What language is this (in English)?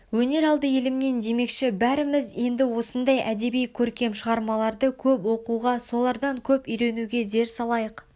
Kazakh